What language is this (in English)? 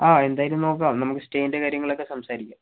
Malayalam